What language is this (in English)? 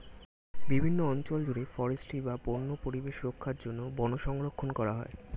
Bangla